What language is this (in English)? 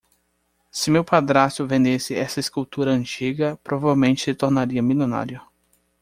Portuguese